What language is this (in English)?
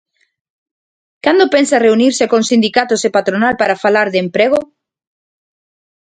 Galician